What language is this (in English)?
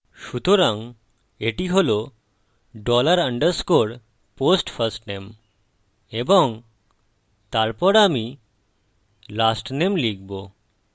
Bangla